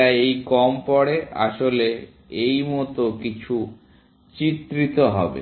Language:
Bangla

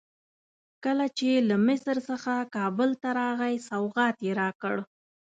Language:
Pashto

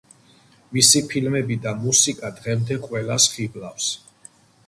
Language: Georgian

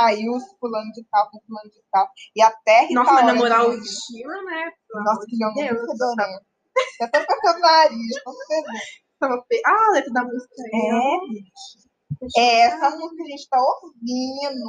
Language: Portuguese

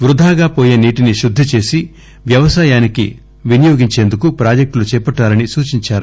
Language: Telugu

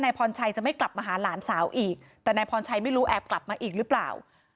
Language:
Thai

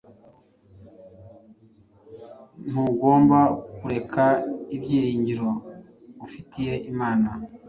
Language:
Kinyarwanda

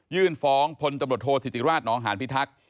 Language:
Thai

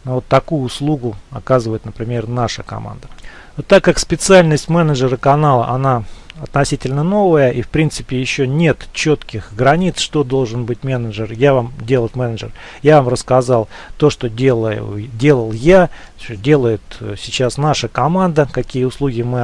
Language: Russian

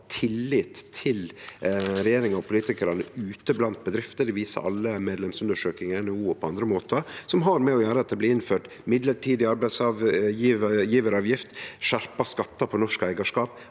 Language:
Norwegian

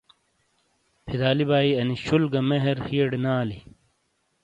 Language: Shina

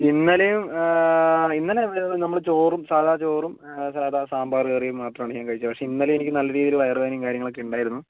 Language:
Malayalam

